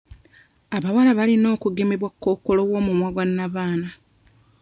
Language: Ganda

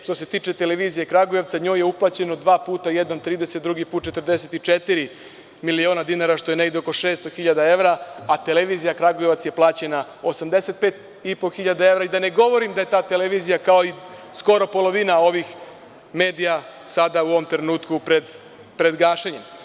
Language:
Serbian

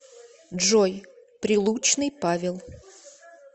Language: Russian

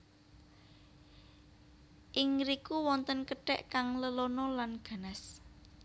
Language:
Javanese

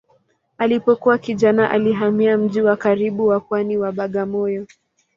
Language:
Swahili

